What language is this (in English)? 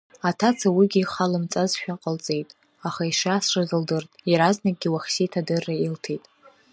Abkhazian